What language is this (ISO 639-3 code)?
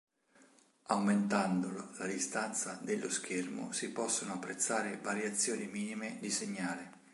ita